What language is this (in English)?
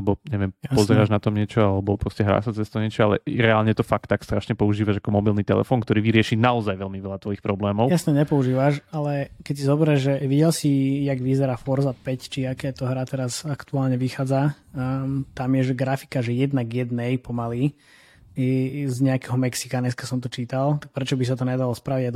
Slovak